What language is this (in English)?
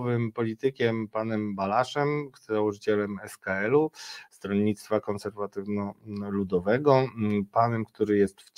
Polish